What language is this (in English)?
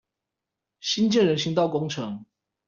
Chinese